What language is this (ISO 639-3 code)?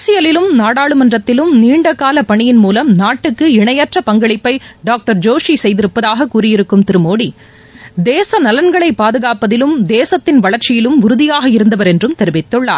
tam